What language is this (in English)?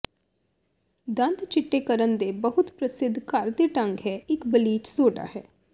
Punjabi